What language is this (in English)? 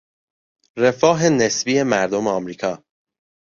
Persian